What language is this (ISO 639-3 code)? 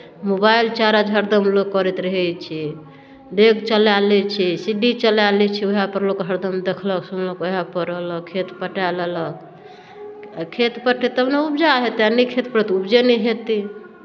mai